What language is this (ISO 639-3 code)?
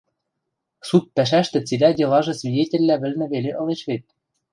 mrj